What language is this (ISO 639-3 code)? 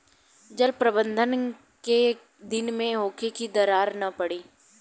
bho